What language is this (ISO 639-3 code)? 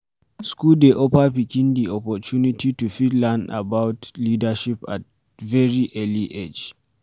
pcm